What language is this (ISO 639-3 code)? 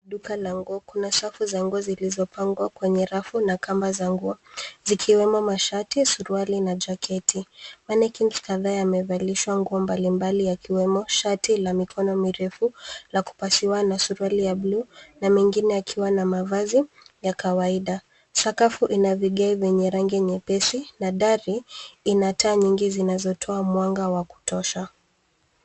swa